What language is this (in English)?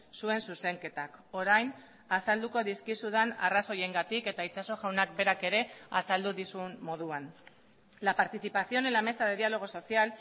Basque